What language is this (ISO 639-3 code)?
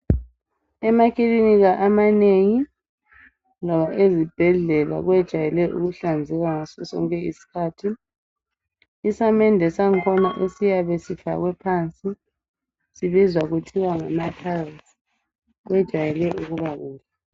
nde